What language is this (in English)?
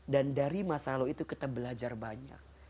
Indonesian